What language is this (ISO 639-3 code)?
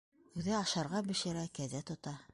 bak